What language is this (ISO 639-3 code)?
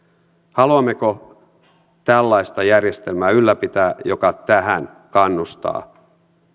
fin